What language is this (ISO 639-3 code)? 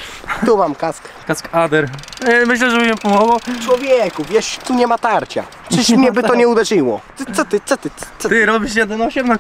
pol